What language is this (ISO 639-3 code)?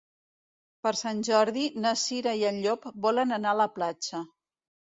cat